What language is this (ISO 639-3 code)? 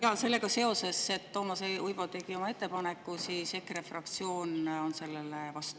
est